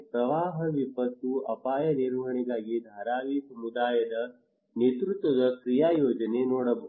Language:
Kannada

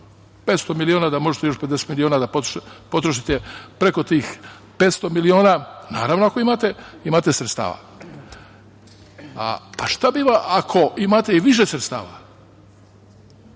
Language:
Serbian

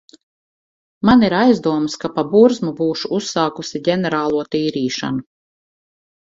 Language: Latvian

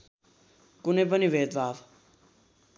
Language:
Nepali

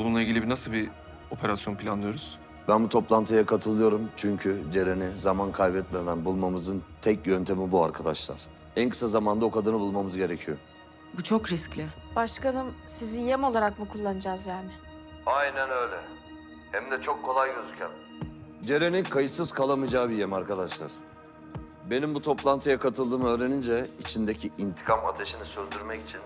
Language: Turkish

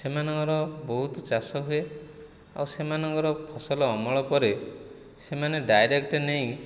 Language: Odia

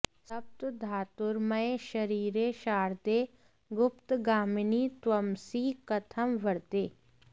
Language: Sanskrit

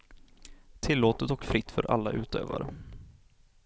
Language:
Swedish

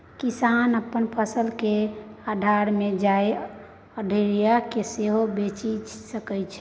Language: Maithili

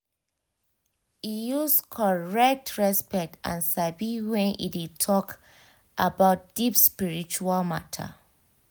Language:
Nigerian Pidgin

